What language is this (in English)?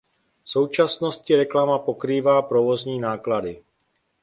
Czech